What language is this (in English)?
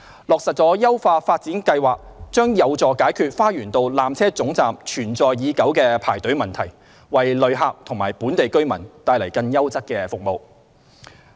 Cantonese